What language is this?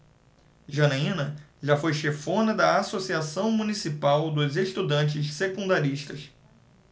Portuguese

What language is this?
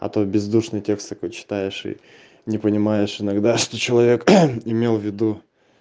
Russian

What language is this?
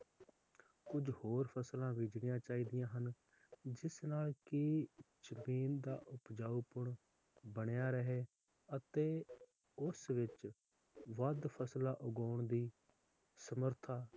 Punjabi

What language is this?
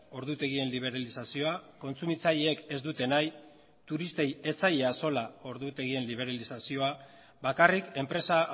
Basque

